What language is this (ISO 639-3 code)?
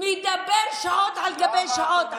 heb